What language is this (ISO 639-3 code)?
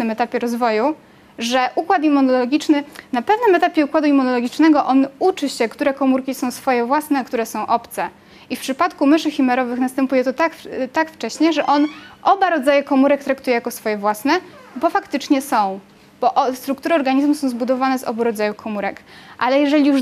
pol